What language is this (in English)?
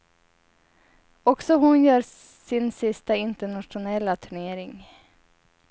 Swedish